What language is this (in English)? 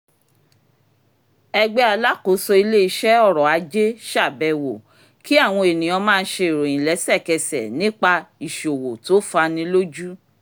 Yoruba